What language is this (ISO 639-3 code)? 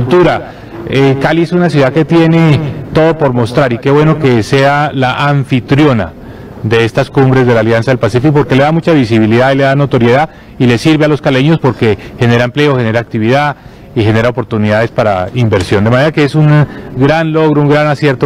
spa